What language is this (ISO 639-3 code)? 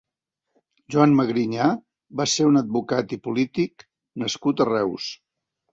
cat